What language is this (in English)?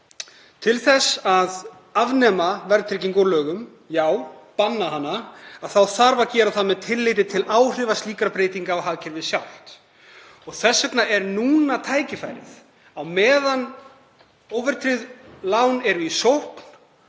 Icelandic